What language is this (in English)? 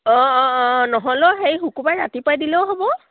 Assamese